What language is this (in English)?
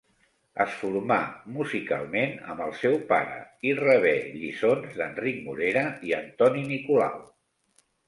Catalan